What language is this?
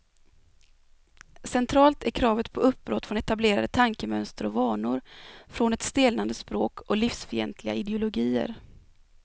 Swedish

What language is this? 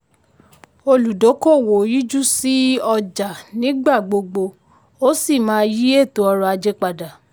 Yoruba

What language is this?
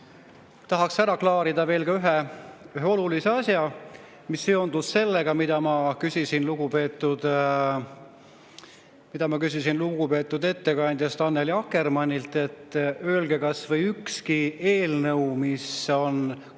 Estonian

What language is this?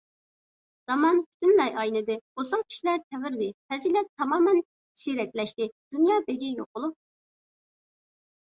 Uyghur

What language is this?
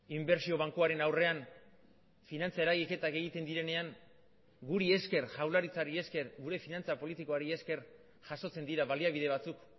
Basque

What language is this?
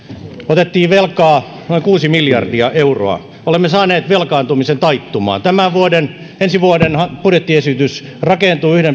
Finnish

